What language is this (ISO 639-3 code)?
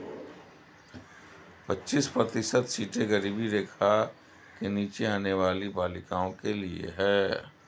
hin